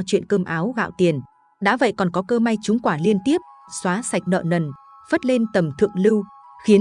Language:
Vietnamese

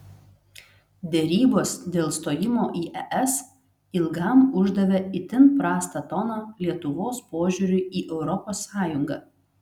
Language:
Lithuanian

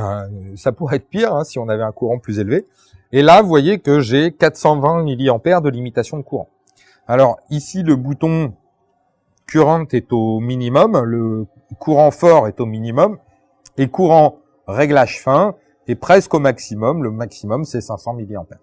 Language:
French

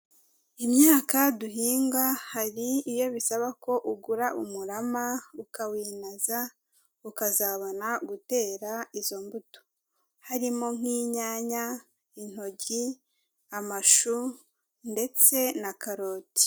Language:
Kinyarwanda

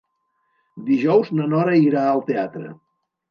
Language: Catalan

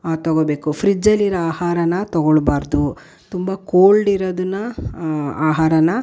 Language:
Kannada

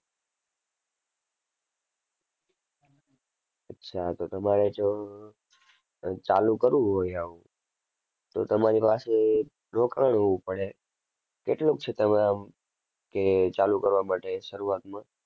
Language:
Gujarati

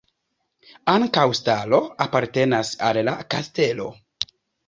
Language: Esperanto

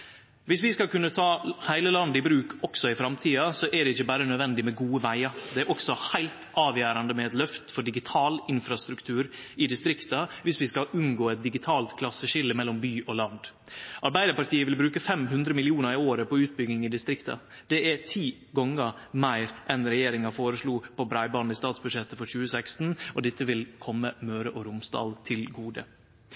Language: Norwegian Nynorsk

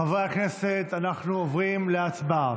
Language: Hebrew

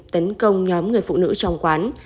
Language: Vietnamese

